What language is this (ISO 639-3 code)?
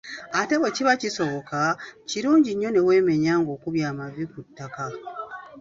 lug